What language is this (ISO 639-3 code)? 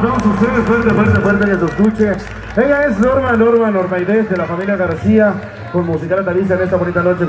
spa